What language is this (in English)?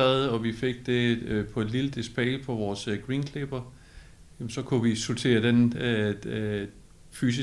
Danish